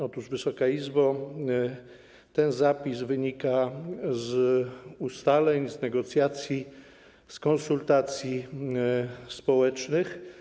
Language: Polish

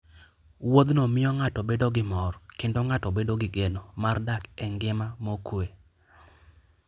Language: Luo (Kenya and Tanzania)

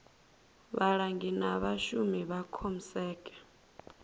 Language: Venda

